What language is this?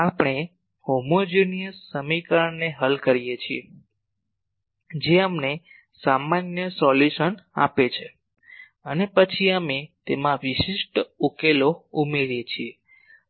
Gujarati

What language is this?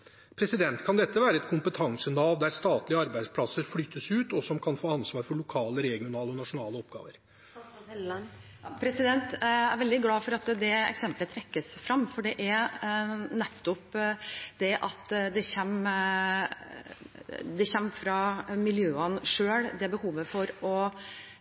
Norwegian Bokmål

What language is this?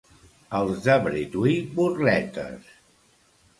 Catalan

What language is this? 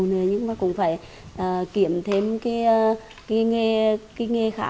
Vietnamese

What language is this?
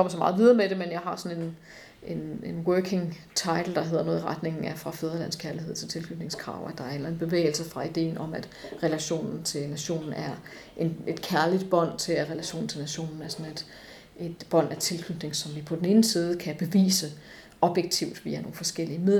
Danish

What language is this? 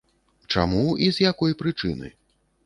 Belarusian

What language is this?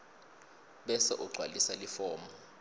Swati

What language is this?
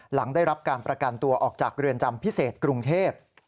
Thai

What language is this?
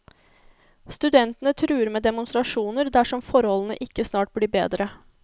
Norwegian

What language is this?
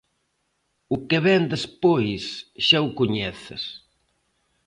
Galician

